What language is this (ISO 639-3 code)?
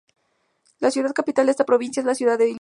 spa